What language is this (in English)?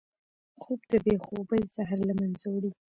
Pashto